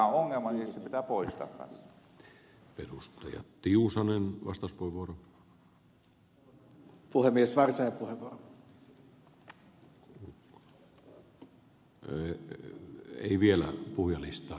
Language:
Finnish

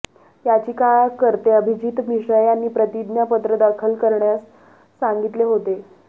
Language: Marathi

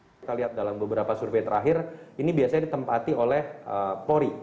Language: Indonesian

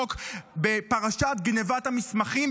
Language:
Hebrew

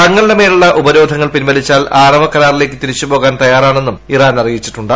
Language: Malayalam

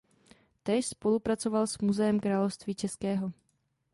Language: Czech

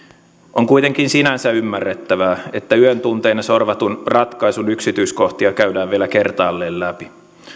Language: Finnish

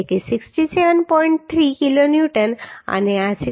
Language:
Gujarati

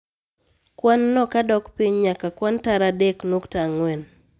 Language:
Luo (Kenya and Tanzania)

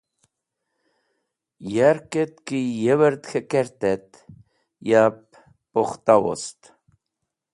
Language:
Wakhi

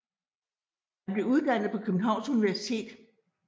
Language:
Danish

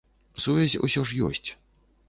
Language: Belarusian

